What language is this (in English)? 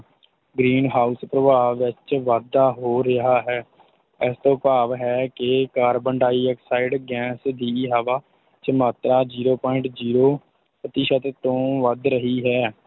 Punjabi